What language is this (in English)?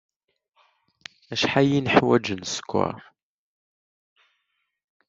Kabyle